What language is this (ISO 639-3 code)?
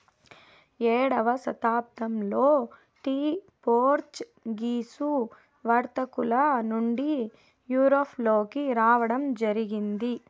tel